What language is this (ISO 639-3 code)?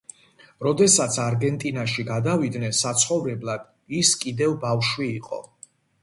kat